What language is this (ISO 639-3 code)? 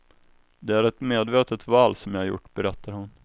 swe